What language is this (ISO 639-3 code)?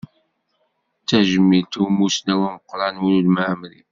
kab